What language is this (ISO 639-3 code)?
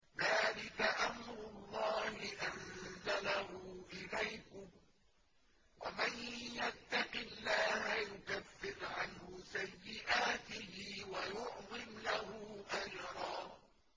ara